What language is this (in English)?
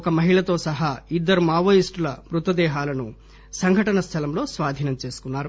Telugu